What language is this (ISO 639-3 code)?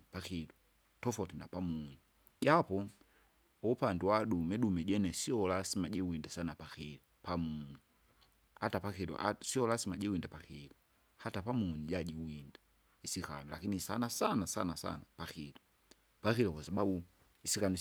zga